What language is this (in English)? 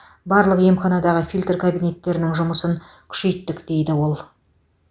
Kazakh